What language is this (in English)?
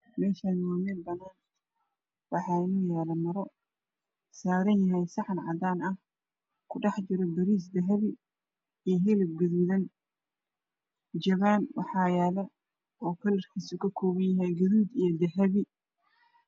Somali